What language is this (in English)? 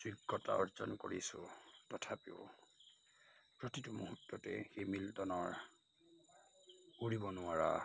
Assamese